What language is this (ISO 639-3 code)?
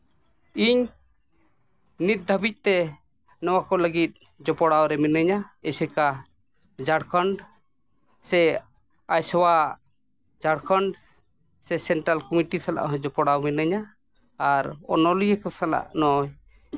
sat